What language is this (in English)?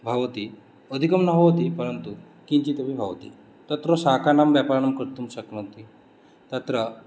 Sanskrit